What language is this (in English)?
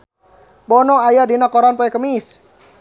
Sundanese